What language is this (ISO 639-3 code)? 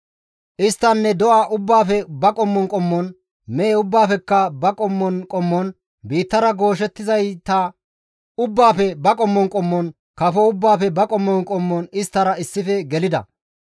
gmv